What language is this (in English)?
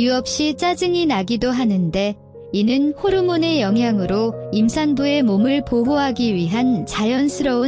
Korean